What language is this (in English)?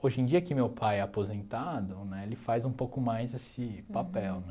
Portuguese